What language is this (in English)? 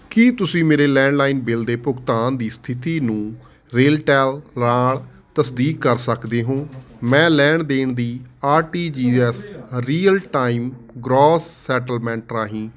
Punjabi